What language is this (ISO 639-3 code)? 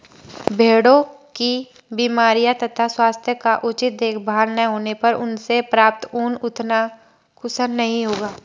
hin